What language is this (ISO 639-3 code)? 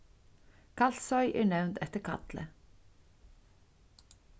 fao